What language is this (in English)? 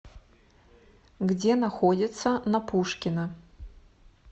Russian